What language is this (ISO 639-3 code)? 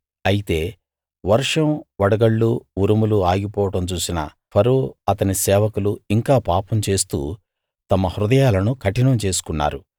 tel